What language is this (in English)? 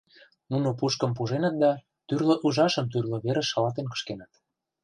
Mari